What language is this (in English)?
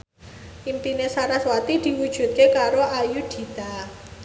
Javanese